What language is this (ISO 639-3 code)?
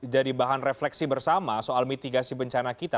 ind